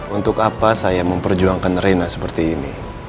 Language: Indonesian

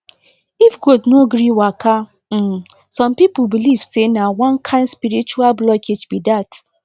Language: Nigerian Pidgin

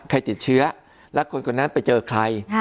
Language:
Thai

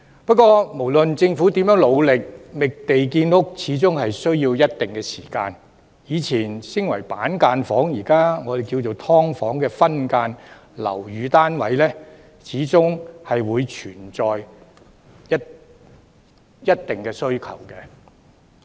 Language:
Cantonese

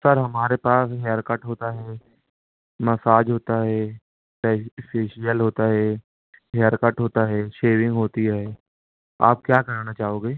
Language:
Urdu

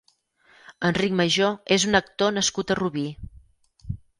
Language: Catalan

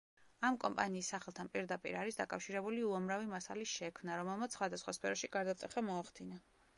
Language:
Georgian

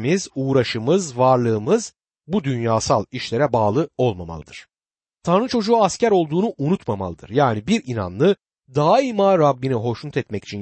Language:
Turkish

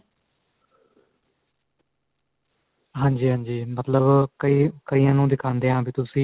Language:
Punjabi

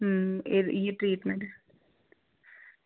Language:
Dogri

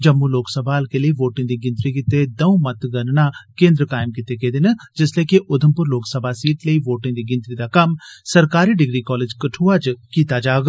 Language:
Dogri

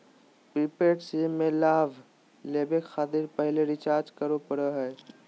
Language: Magahi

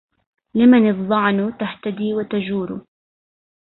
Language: Arabic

